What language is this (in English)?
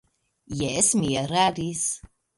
Esperanto